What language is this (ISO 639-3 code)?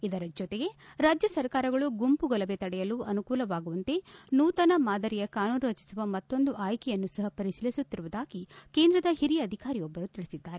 kan